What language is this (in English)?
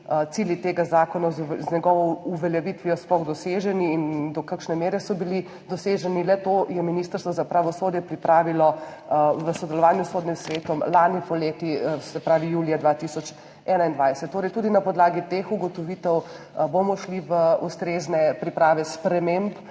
Slovenian